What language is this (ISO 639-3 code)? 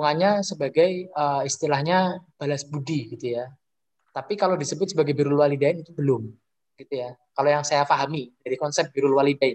ind